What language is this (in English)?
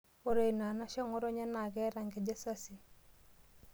Masai